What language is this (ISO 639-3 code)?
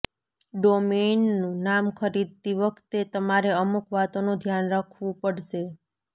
guj